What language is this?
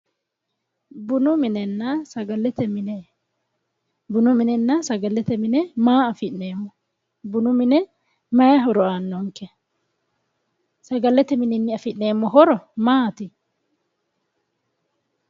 Sidamo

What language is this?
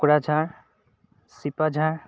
Assamese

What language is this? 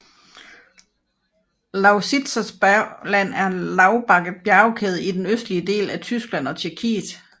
Danish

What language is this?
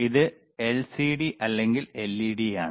Malayalam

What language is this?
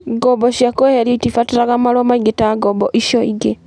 Kikuyu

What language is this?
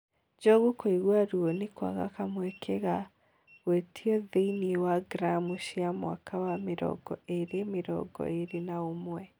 Kikuyu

